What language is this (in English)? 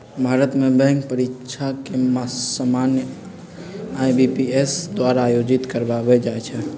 Magahi